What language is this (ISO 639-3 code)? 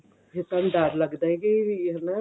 pan